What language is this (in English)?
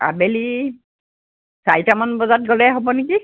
Assamese